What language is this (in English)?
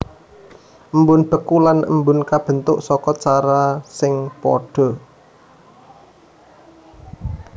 Javanese